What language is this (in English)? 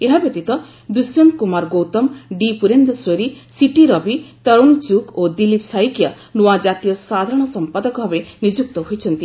Odia